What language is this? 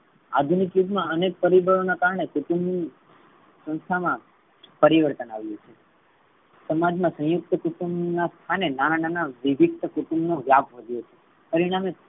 Gujarati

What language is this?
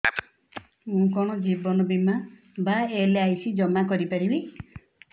Odia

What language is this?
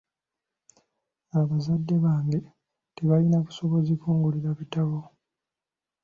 Ganda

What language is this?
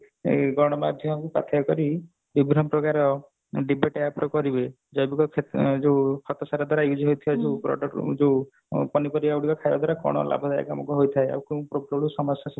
Odia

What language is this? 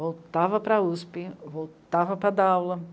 Portuguese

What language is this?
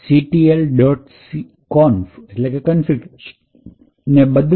Gujarati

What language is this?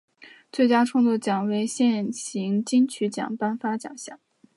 Chinese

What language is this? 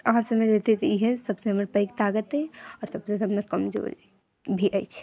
Maithili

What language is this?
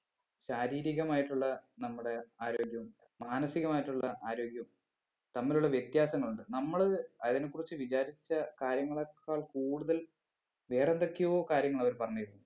Malayalam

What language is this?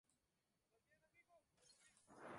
Spanish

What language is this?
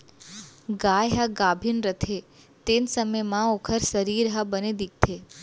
Chhattisgarhi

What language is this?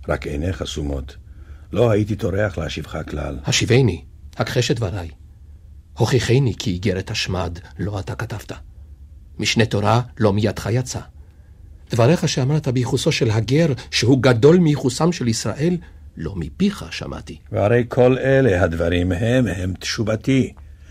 Hebrew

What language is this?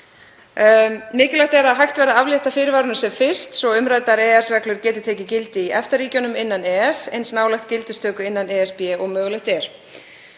Icelandic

